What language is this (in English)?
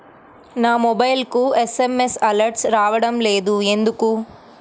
Telugu